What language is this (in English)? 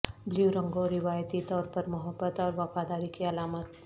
Urdu